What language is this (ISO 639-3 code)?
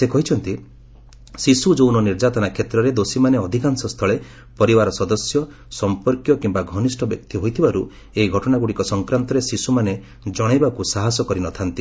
ori